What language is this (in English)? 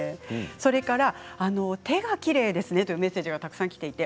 Japanese